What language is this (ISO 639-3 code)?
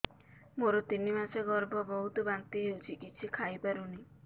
ori